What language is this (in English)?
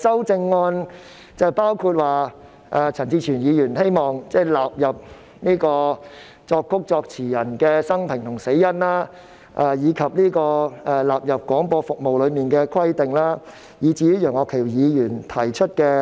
Cantonese